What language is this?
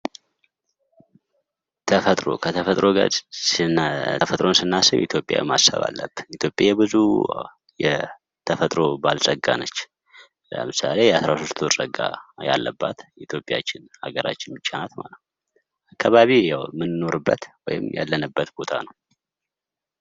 Amharic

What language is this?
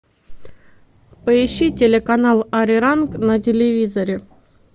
Russian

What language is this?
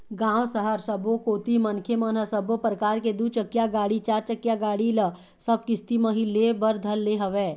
Chhattisgarhi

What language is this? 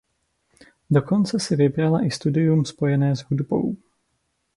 Czech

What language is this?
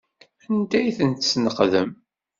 Kabyle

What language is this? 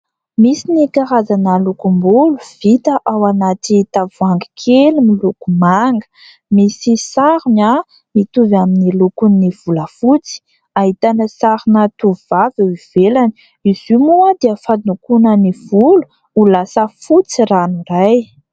Malagasy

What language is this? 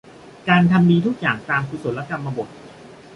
Thai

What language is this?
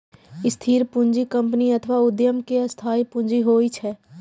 Maithili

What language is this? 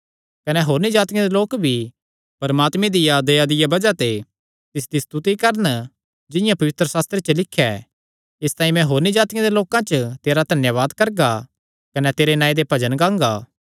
Kangri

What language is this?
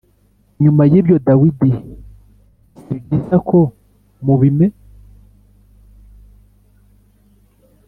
Kinyarwanda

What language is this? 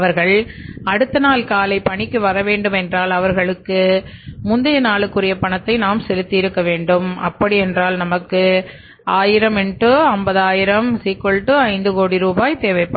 Tamil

